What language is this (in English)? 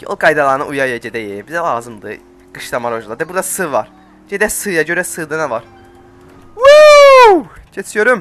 Turkish